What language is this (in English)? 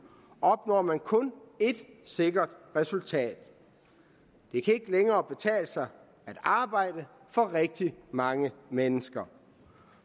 Danish